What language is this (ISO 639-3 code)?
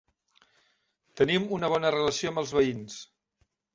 cat